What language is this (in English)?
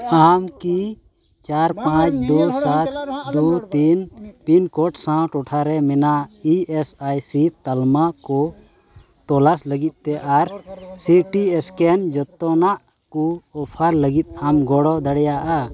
Santali